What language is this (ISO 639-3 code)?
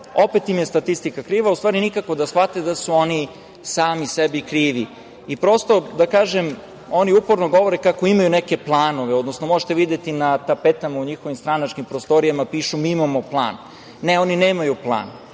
srp